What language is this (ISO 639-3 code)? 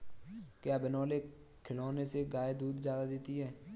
hin